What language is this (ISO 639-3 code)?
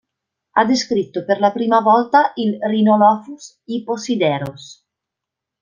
ita